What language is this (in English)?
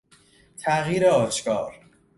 Persian